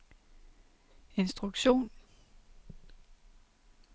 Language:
Danish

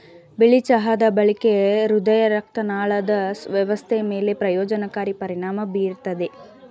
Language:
Kannada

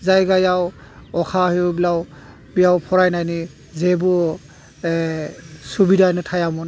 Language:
Bodo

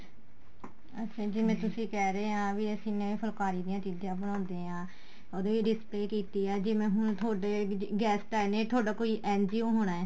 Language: Punjabi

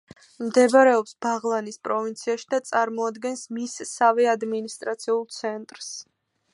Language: Georgian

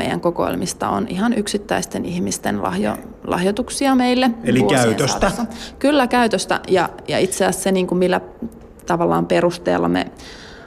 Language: Finnish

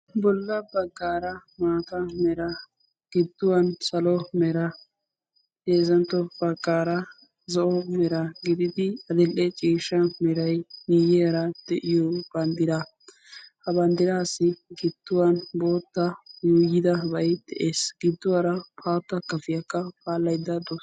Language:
Wolaytta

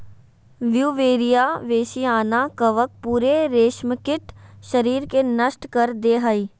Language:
Magahi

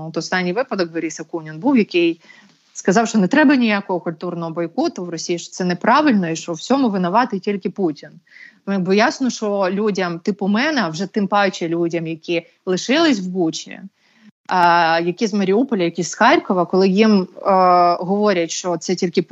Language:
Ukrainian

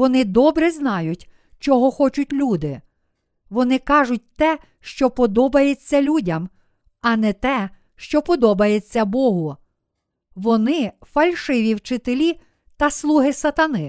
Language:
Ukrainian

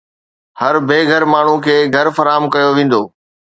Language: Sindhi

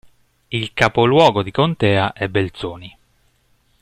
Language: Italian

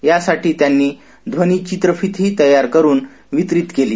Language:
Marathi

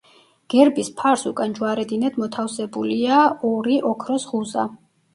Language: Georgian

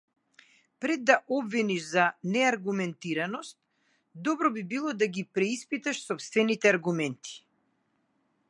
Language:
Macedonian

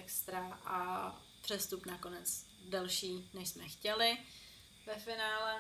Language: Czech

